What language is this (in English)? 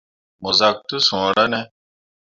Mundang